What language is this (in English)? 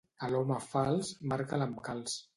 Catalan